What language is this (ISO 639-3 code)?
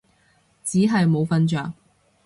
yue